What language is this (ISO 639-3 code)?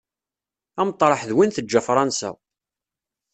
kab